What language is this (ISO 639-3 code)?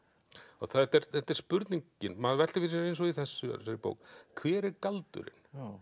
isl